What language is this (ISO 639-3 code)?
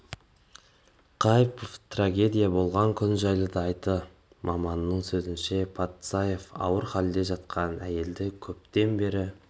kaz